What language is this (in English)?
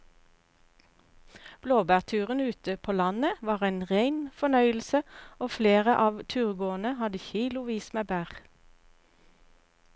Norwegian